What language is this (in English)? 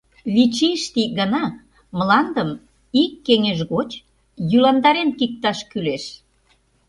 Mari